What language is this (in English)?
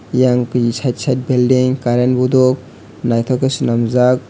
Kok Borok